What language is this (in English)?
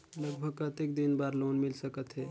Chhattisgarhi